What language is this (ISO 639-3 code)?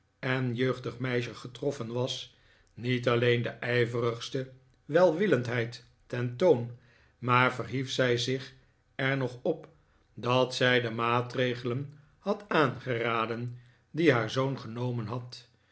nld